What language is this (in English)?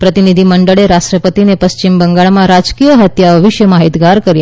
Gujarati